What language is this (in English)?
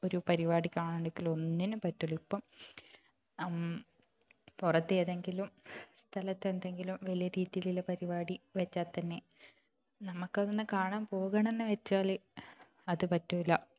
Malayalam